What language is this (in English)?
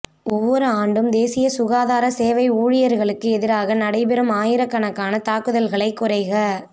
Tamil